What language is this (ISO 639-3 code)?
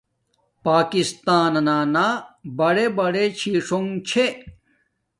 dmk